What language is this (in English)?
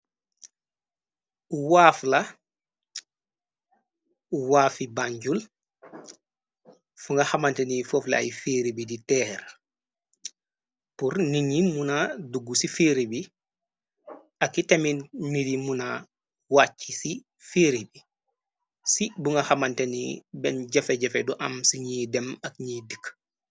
Wolof